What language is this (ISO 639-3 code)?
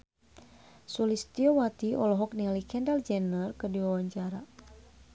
sun